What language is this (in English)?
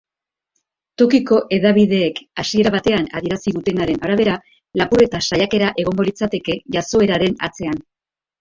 Basque